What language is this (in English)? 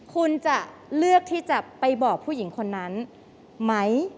Thai